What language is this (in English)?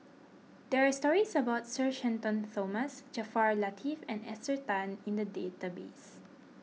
English